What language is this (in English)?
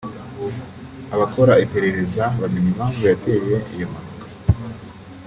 Kinyarwanda